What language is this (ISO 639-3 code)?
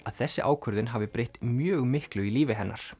isl